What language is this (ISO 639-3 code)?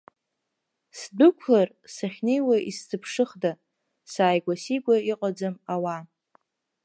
abk